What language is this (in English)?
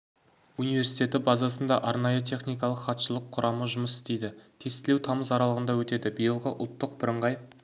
Kazakh